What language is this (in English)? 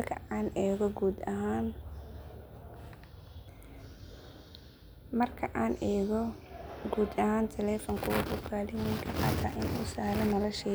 Somali